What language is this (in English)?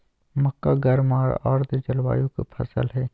Magahi